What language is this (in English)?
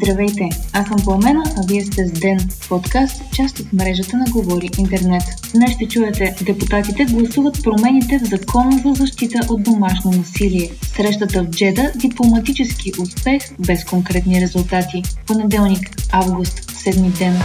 Bulgarian